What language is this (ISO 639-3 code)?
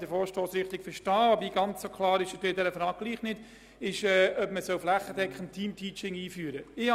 gsw